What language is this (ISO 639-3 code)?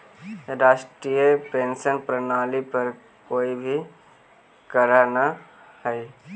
mag